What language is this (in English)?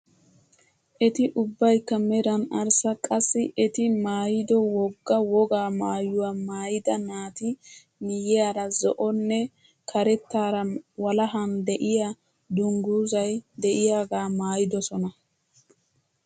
Wolaytta